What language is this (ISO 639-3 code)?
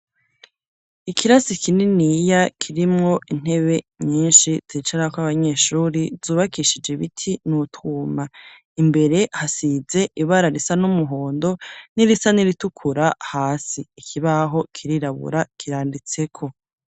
run